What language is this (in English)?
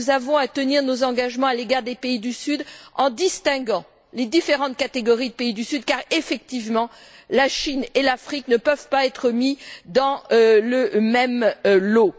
French